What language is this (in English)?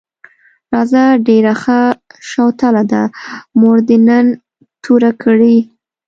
Pashto